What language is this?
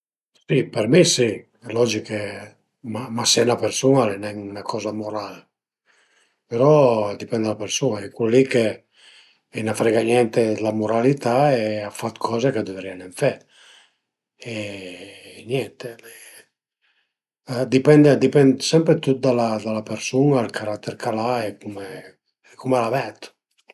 Piedmontese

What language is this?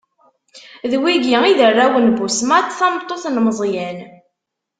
Kabyle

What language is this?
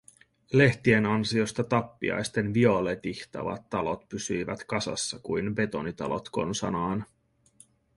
Finnish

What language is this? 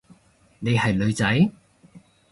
Cantonese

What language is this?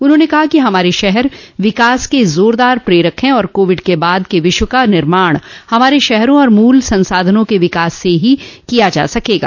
Hindi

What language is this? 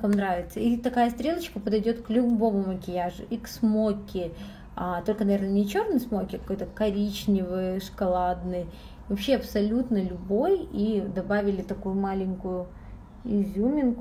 Russian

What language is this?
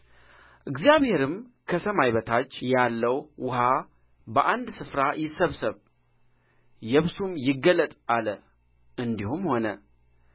Amharic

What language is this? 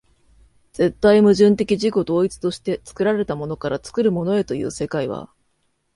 Japanese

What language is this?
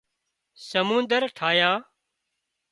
Wadiyara Koli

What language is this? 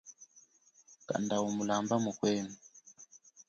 Chokwe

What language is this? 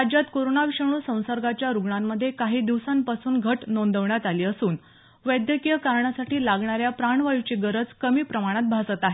Marathi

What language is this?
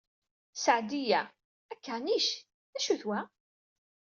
Kabyle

